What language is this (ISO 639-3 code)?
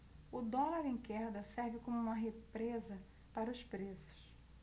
por